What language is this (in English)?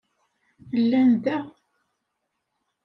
Kabyle